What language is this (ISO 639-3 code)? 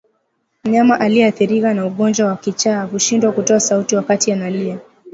swa